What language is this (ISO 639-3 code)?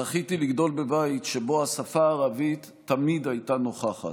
heb